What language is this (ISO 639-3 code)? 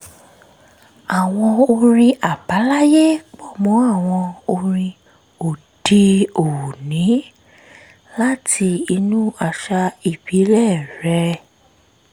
yor